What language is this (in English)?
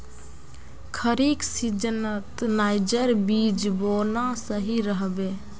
Magahi